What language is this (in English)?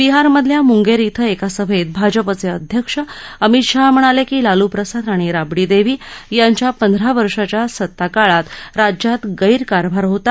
Marathi